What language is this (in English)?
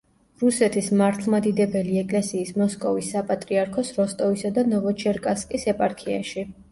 Georgian